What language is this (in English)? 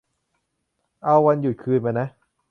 Thai